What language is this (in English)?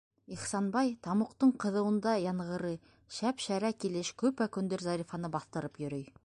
Bashkir